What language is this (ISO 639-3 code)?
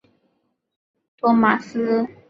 zho